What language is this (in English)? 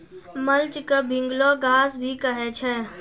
Maithili